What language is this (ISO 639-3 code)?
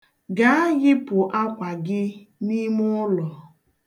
ibo